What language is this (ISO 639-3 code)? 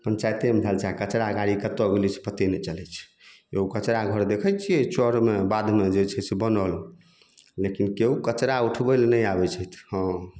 mai